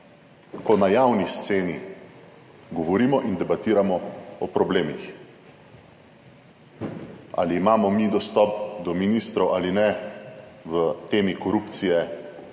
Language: Slovenian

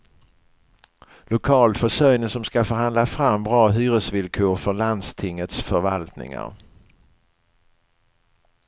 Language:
Swedish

